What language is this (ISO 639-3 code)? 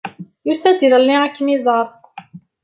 kab